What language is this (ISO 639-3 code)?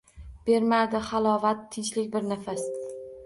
uzb